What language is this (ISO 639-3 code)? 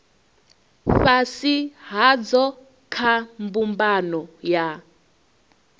ven